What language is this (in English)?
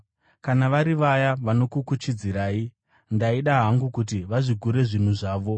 Shona